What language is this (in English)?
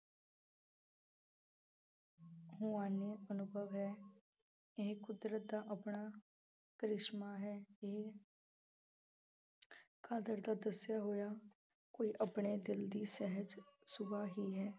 Punjabi